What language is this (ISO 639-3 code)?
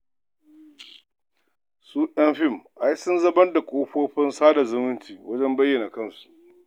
hau